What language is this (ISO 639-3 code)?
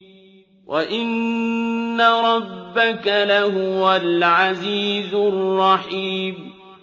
ara